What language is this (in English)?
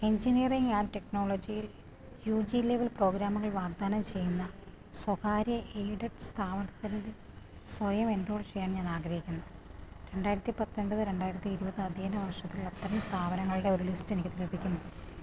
Malayalam